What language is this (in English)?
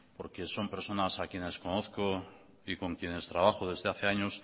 Spanish